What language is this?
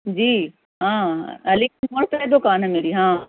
Urdu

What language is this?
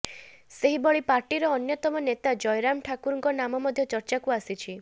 Odia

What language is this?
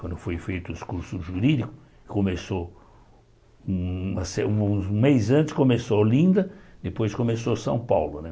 Portuguese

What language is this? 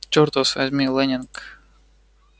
Russian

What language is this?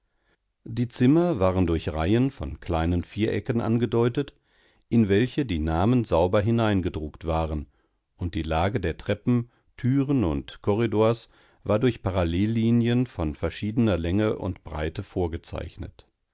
German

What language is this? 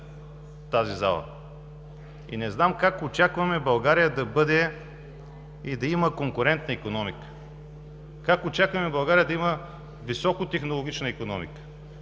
Bulgarian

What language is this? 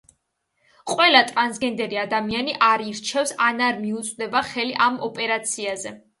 Georgian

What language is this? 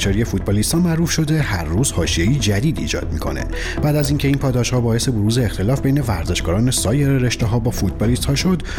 Persian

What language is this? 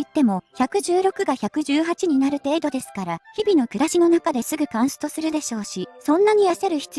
Japanese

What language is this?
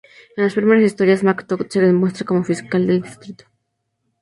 Spanish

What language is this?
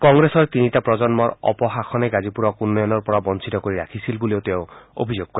Assamese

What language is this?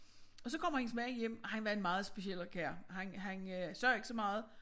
Danish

